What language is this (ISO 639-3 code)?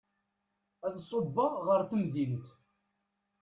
kab